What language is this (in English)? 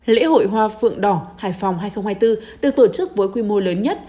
Vietnamese